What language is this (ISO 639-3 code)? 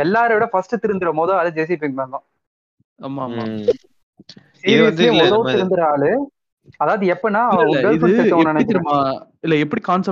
tam